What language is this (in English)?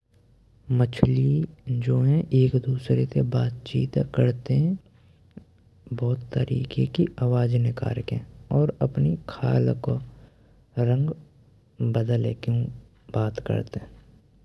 Braj